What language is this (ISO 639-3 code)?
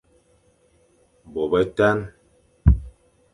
fan